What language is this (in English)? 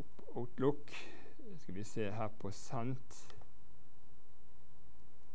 Norwegian